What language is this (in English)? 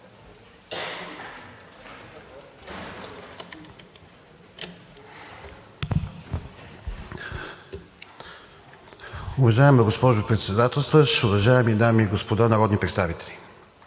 Bulgarian